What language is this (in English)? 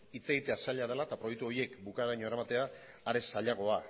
Basque